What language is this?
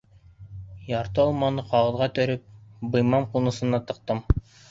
Bashkir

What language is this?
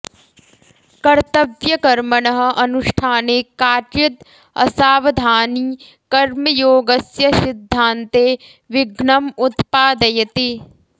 Sanskrit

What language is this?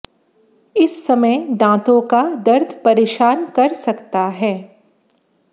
Hindi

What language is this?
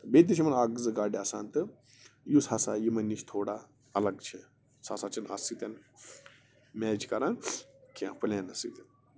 Kashmiri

